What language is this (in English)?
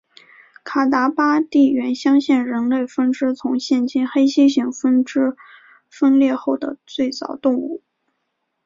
Chinese